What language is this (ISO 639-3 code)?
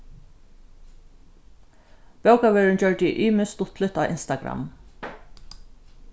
fao